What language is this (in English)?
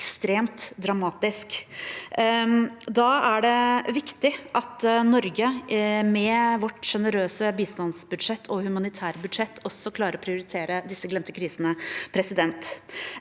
Norwegian